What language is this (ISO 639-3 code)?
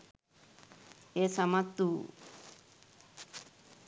sin